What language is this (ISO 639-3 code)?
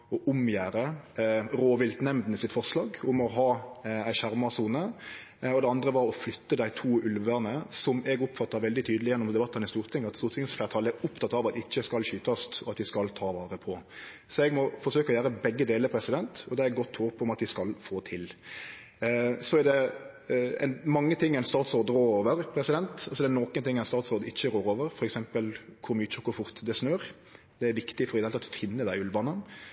nno